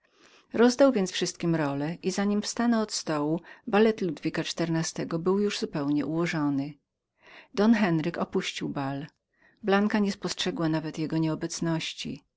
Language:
Polish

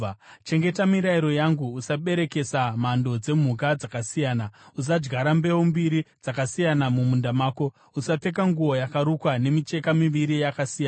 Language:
Shona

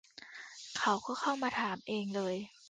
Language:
Thai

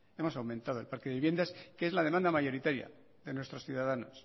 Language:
Spanish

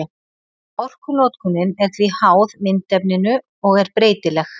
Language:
Icelandic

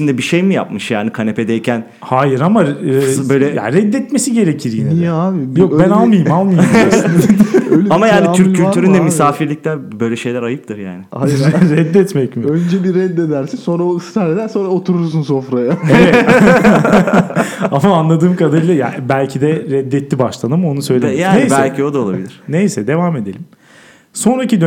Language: Turkish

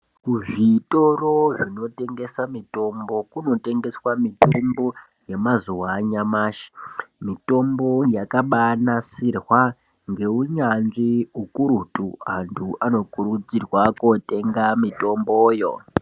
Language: Ndau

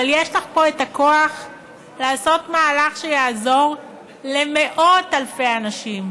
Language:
Hebrew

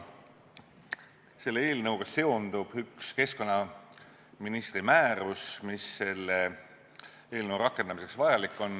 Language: Estonian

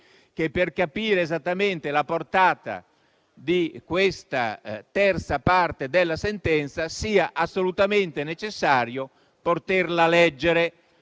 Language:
Italian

